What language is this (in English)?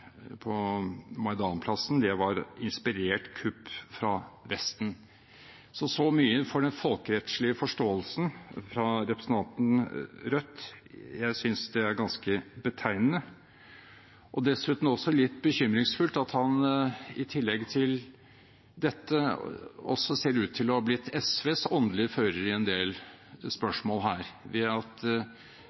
Norwegian Bokmål